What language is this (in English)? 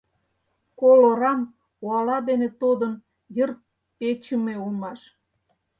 Mari